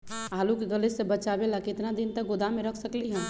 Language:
Magahi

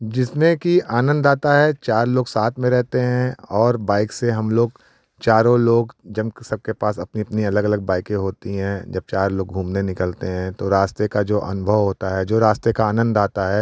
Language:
Hindi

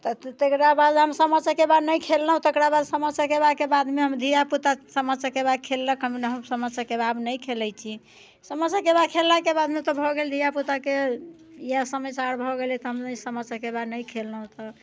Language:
Maithili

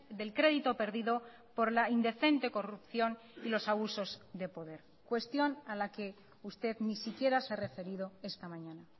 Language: Spanish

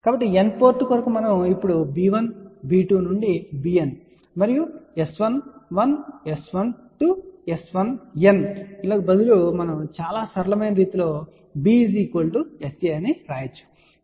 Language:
Telugu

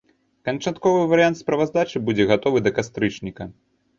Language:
Belarusian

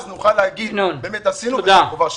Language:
Hebrew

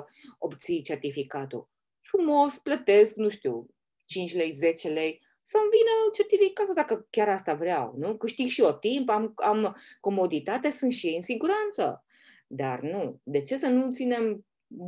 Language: Romanian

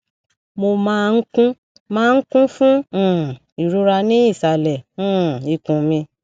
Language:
Yoruba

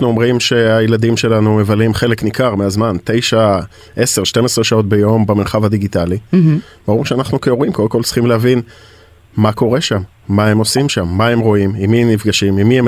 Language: Hebrew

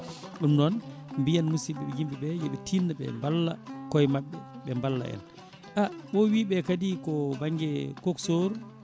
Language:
Fula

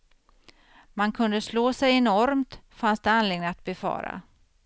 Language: Swedish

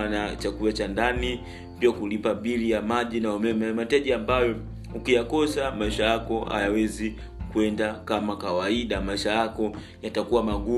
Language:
Swahili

